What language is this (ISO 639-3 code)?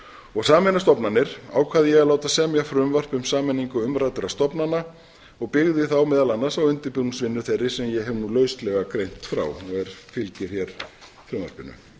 isl